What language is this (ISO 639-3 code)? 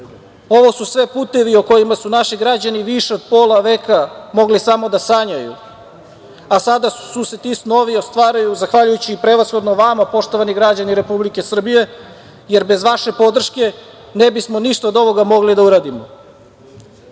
srp